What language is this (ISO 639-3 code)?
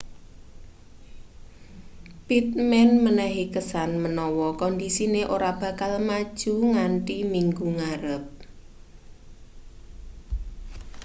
jav